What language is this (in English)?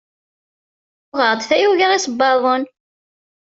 Kabyle